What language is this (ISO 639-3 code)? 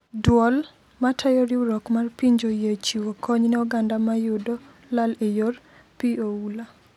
luo